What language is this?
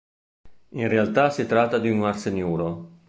Italian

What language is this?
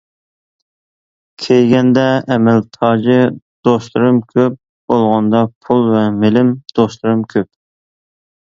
Uyghur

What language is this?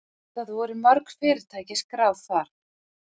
Icelandic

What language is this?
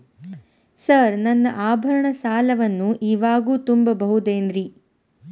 Kannada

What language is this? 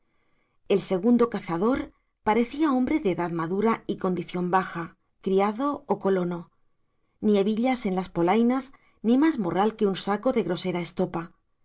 Spanish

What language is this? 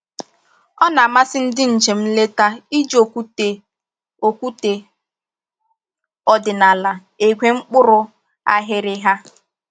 Igbo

